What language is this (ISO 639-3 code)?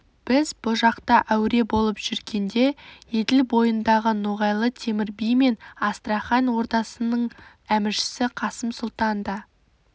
kaz